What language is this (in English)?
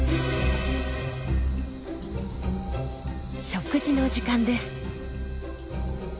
Japanese